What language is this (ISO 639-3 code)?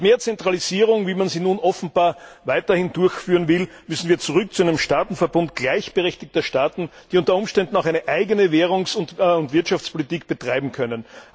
deu